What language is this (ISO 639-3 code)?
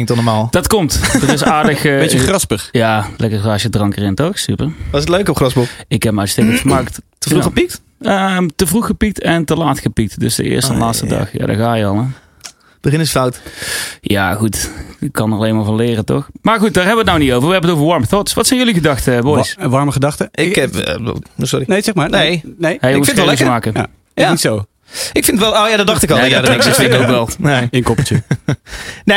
nld